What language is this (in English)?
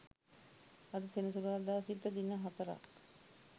Sinhala